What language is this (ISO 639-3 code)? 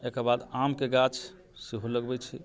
mai